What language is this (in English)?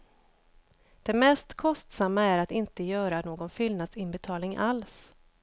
Swedish